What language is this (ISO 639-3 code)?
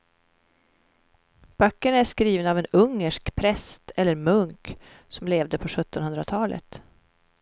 swe